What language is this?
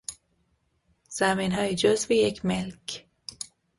Persian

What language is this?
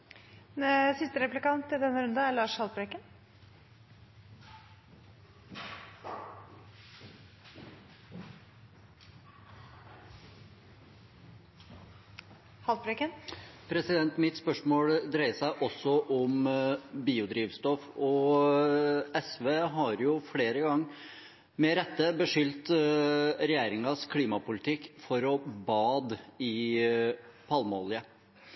Norwegian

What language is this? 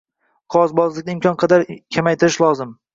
Uzbek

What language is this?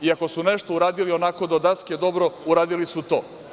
Serbian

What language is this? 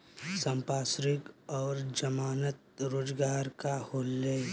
Bhojpuri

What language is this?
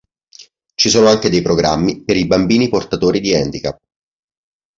Italian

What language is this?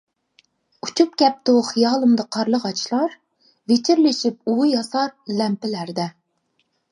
Uyghur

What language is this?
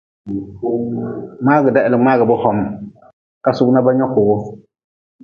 Nawdm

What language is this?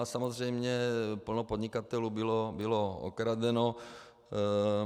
Czech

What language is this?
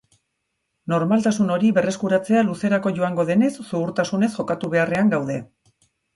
Basque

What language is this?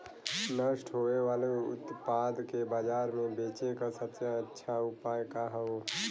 Bhojpuri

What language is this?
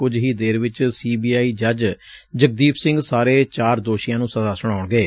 Punjabi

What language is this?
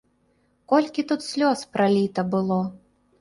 Belarusian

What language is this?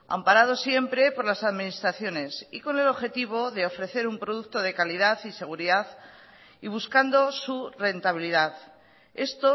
Spanish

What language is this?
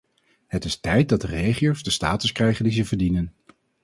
Dutch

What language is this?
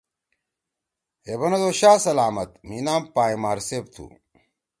Torwali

